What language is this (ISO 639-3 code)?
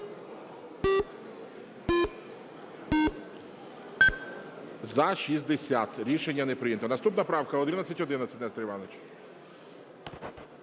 ukr